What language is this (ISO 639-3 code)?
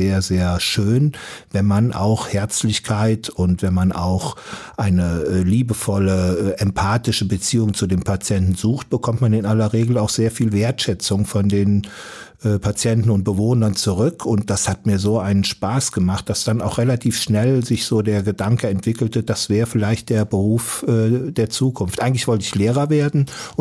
deu